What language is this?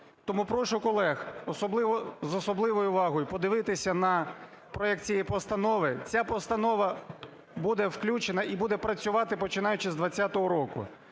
Ukrainian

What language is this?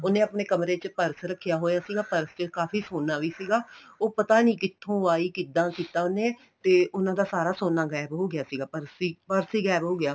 Punjabi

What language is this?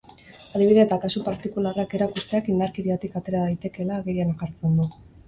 Basque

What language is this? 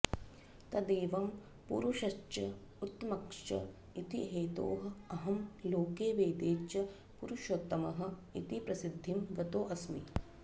Sanskrit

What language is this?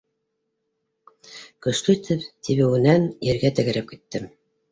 Bashkir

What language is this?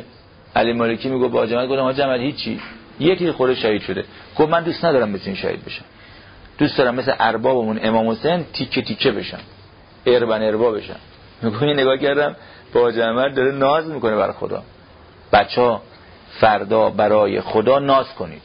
Persian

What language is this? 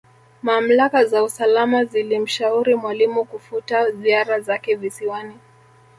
Swahili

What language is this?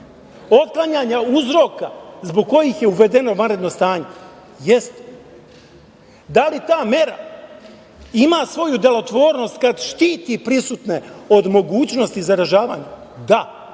Serbian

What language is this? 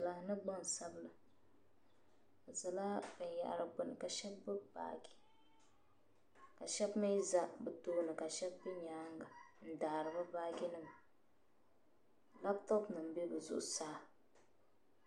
Dagbani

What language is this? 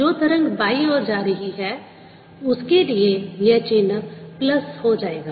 Hindi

